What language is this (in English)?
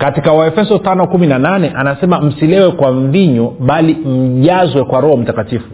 Swahili